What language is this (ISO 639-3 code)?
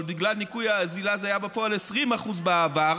heb